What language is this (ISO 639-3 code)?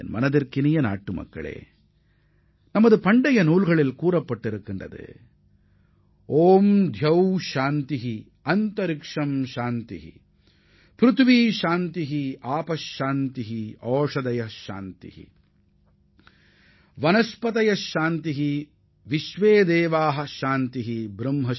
tam